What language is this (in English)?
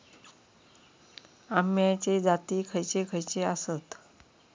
Marathi